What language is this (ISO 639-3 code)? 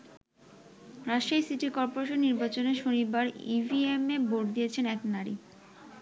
ben